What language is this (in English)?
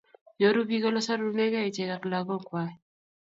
Kalenjin